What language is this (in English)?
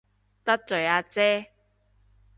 Cantonese